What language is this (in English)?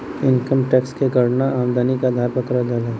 Bhojpuri